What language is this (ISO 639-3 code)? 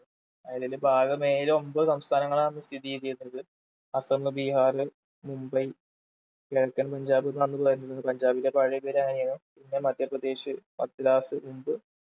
mal